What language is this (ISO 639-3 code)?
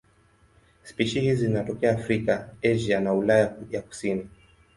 swa